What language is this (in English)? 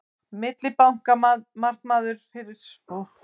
Icelandic